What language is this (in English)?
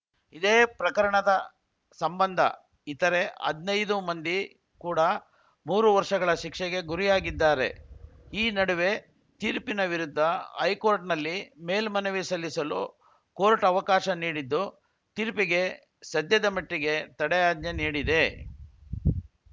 Kannada